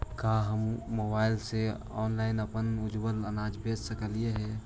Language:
Magahi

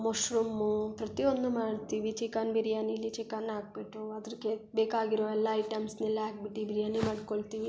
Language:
Kannada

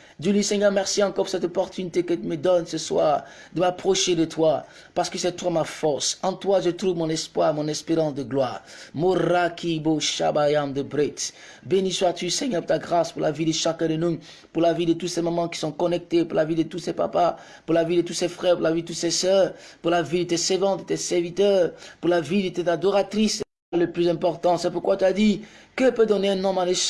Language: French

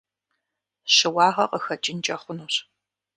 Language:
Kabardian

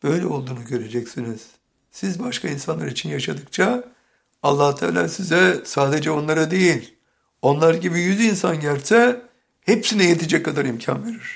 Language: Turkish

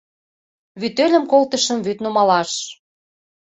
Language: Mari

